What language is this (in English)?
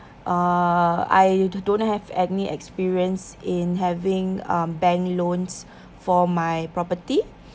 English